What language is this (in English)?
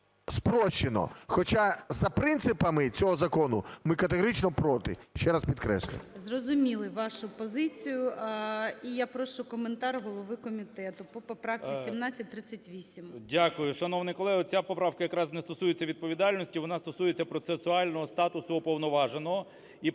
Ukrainian